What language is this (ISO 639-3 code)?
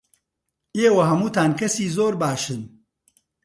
ckb